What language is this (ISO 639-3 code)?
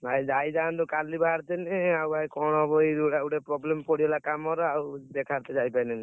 ori